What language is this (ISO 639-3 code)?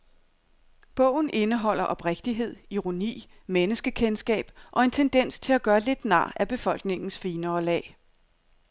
dan